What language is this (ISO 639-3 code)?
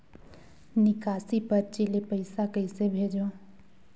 hne